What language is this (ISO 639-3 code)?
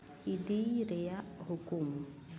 sat